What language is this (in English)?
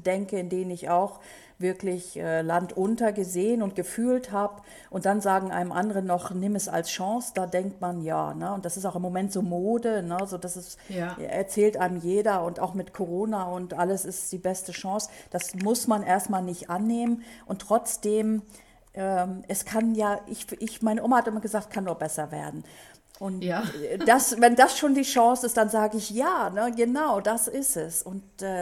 German